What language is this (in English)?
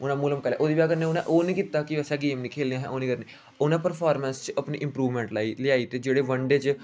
Dogri